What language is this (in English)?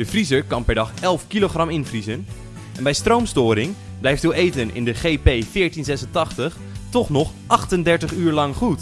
Dutch